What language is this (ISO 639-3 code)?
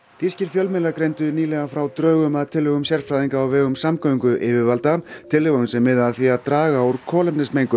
isl